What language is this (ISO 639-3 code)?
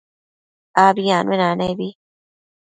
mcf